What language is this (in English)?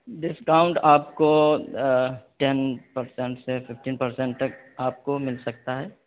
Urdu